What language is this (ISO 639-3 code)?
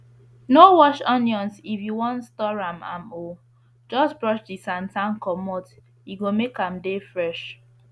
pcm